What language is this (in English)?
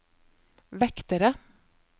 Norwegian